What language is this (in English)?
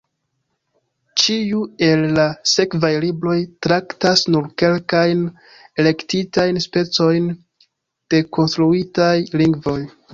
Esperanto